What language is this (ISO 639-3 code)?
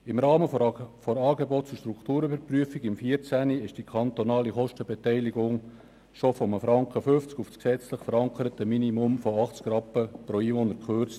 gsw